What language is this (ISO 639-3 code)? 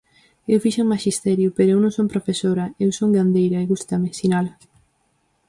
glg